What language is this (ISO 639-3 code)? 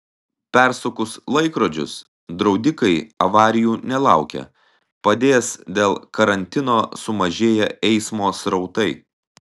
lit